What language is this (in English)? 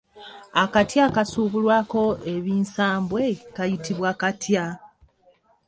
Ganda